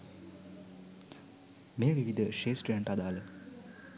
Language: Sinhala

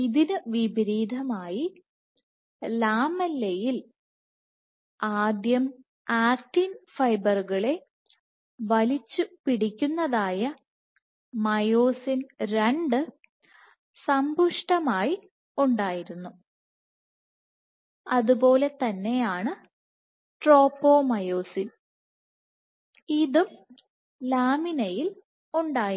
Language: Malayalam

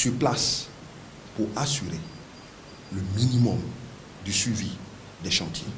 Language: French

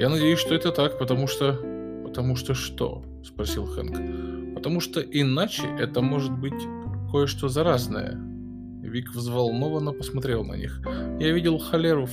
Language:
Russian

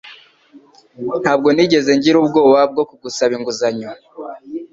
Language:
Kinyarwanda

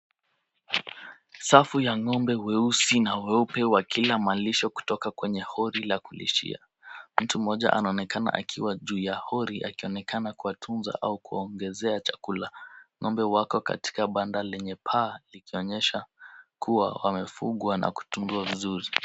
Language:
Swahili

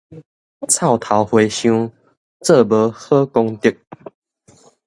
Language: Min Nan Chinese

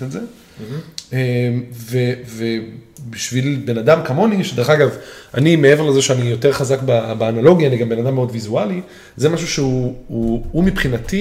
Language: Hebrew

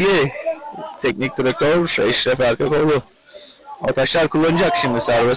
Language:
Turkish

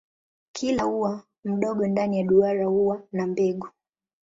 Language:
Swahili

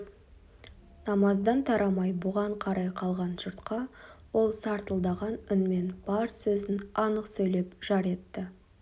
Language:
Kazakh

